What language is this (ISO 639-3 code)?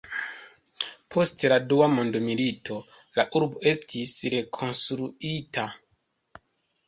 epo